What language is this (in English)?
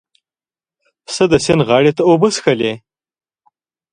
Pashto